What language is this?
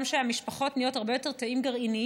Hebrew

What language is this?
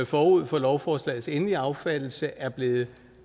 Danish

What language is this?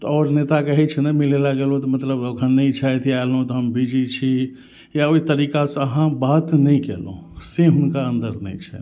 Maithili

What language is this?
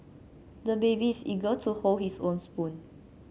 English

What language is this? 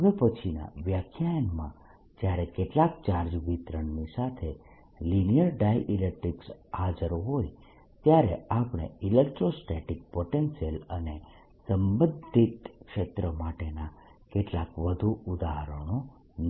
Gujarati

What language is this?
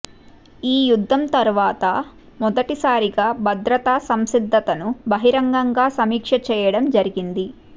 Telugu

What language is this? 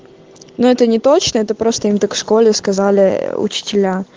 Russian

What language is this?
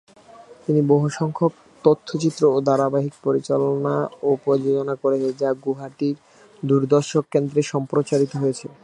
Bangla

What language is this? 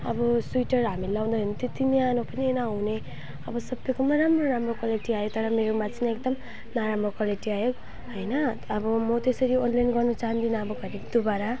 Nepali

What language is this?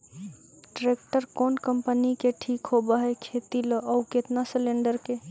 Magahi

